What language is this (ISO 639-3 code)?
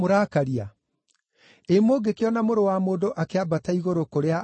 kik